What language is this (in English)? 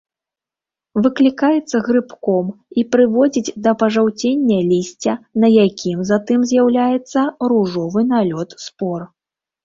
Belarusian